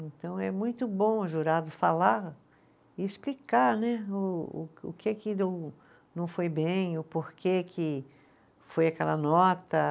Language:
Portuguese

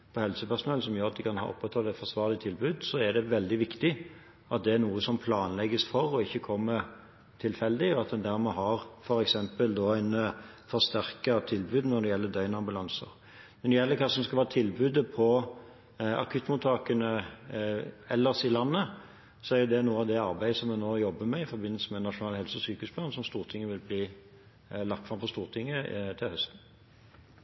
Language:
Norwegian Bokmål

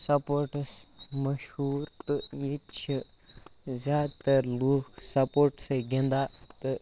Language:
Kashmiri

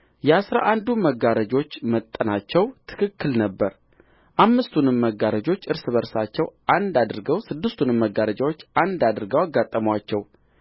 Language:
Amharic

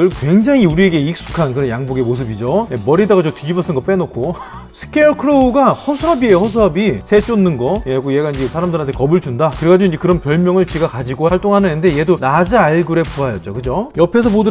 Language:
Korean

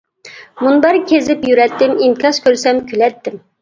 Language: Uyghur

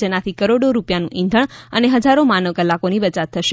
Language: Gujarati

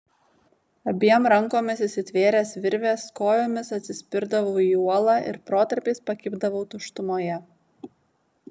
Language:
Lithuanian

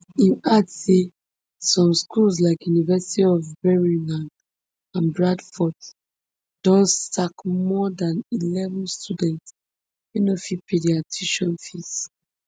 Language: Nigerian Pidgin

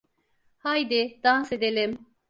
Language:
Turkish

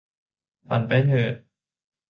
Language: Thai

